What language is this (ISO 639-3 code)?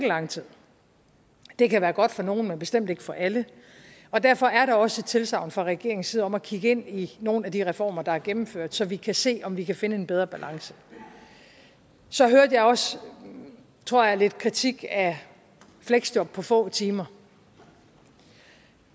dan